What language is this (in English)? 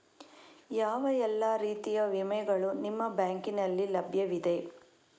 Kannada